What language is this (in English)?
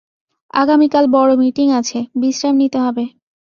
Bangla